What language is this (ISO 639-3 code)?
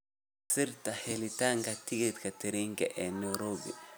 som